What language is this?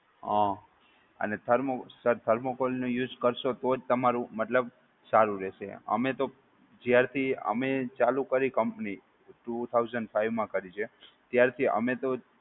Gujarati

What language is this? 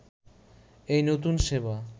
Bangla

